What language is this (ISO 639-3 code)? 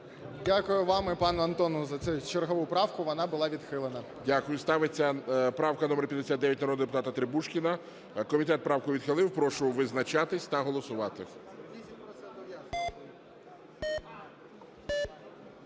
ukr